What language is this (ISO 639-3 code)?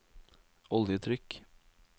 nor